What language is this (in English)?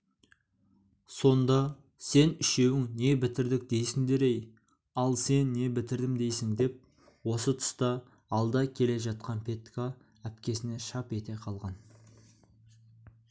Kazakh